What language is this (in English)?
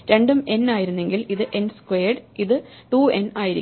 Malayalam